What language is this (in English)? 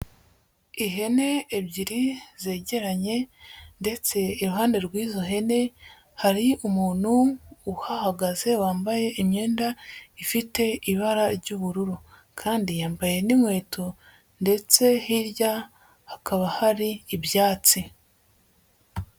Kinyarwanda